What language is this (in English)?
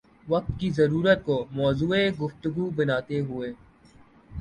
Urdu